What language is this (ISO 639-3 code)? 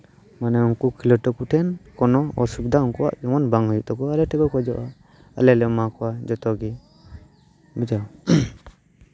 sat